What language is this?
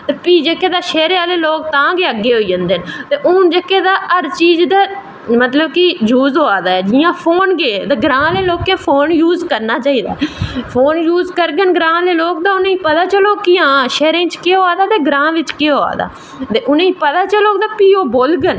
Dogri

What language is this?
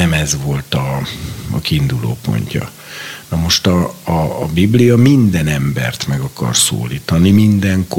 Hungarian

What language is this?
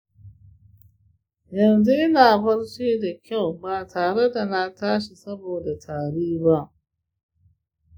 Hausa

